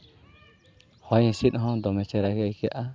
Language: Santali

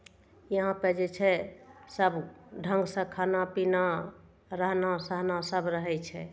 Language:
Maithili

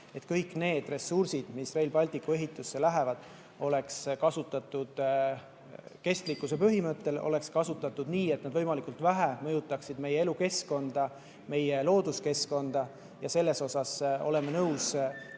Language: Estonian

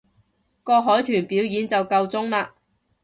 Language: Cantonese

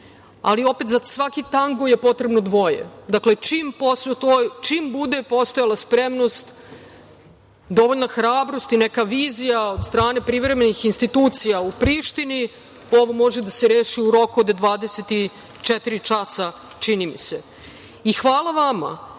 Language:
Serbian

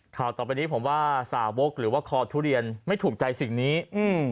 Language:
Thai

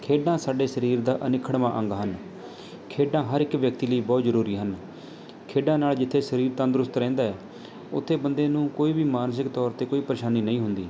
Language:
Punjabi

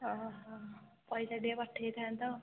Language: Odia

